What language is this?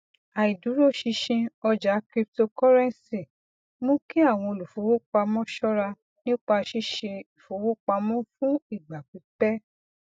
Yoruba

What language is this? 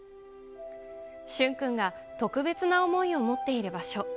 Japanese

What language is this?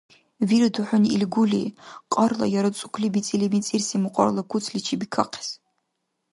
Dargwa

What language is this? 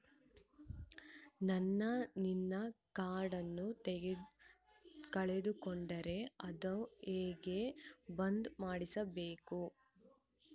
Kannada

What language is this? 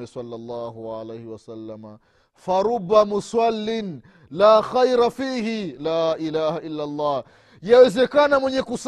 Swahili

